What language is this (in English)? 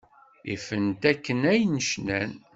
Kabyle